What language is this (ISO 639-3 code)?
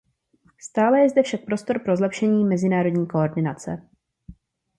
ces